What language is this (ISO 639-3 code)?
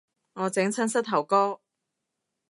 yue